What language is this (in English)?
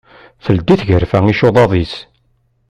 Kabyle